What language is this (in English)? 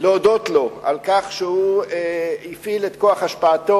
Hebrew